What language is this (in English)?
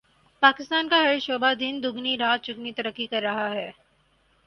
Urdu